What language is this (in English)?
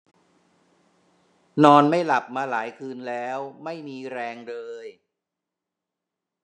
Thai